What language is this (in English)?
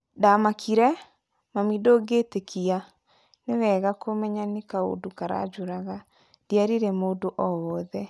Kikuyu